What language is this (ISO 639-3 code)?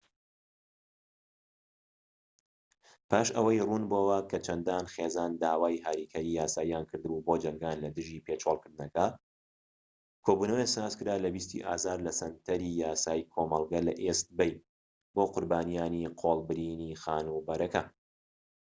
ckb